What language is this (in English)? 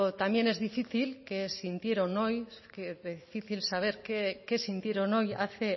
Spanish